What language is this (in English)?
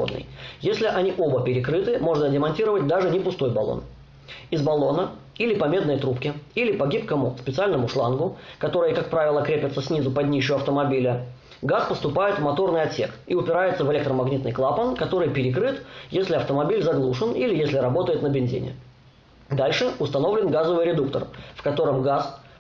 Russian